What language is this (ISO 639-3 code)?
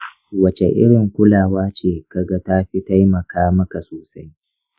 hau